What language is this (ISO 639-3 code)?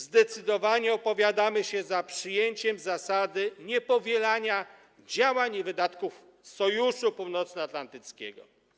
pol